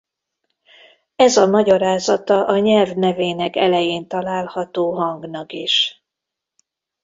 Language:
Hungarian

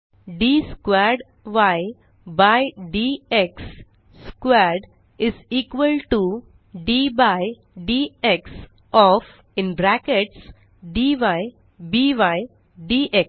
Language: Marathi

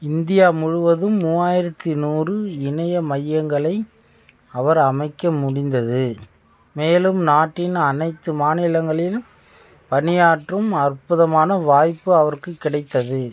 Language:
Tamil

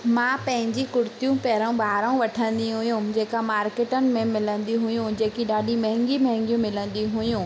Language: Sindhi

